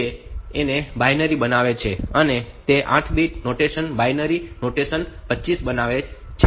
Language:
Gujarati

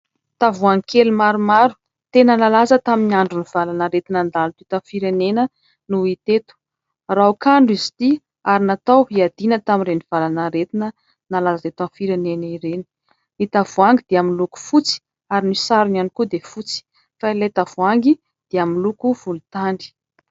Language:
Malagasy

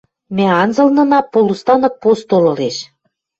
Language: Western Mari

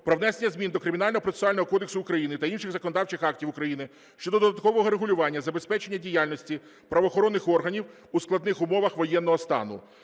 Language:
Ukrainian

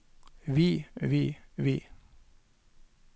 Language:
Norwegian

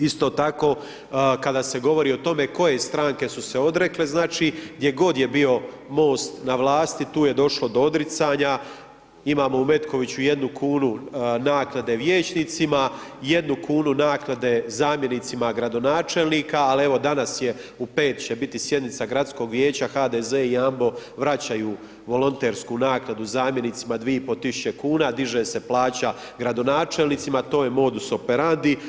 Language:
Croatian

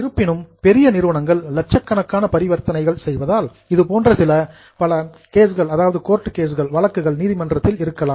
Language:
Tamil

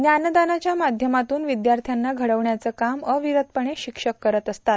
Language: Marathi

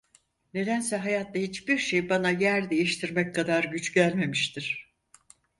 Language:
Turkish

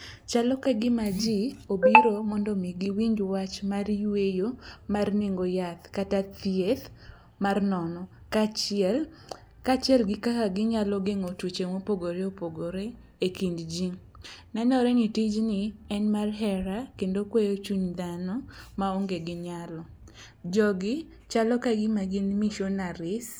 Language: Luo (Kenya and Tanzania)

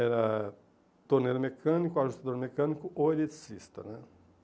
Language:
Portuguese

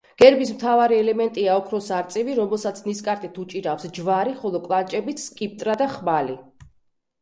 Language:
Georgian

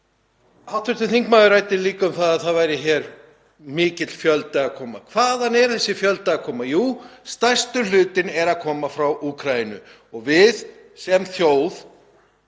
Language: Icelandic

